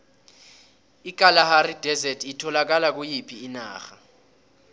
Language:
South Ndebele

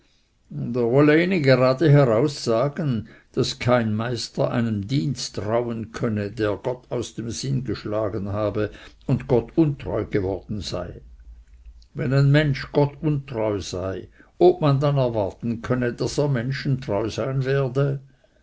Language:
German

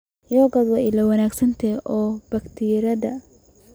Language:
Somali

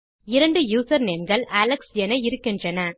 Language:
Tamil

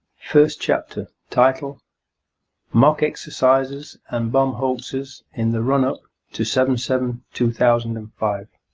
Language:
English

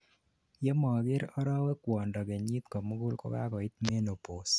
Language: Kalenjin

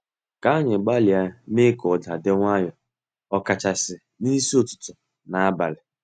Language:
Igbo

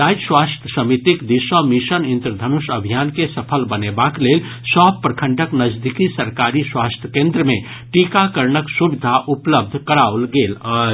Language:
Maithili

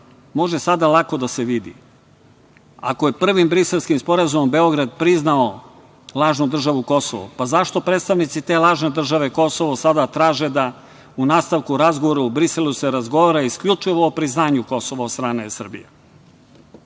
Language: Serbian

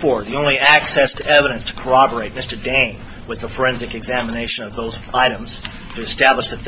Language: English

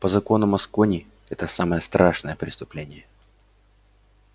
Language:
Russian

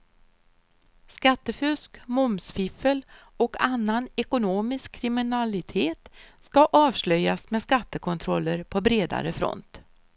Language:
Swedish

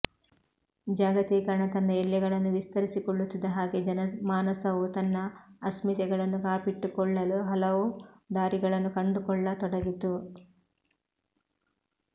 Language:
Kannada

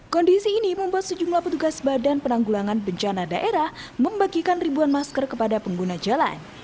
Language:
Indonesian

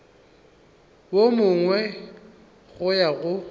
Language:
Northern Sotho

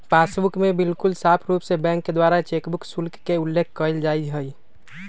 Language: Magahi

